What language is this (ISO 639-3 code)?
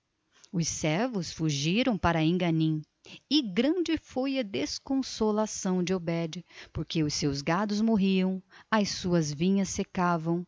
por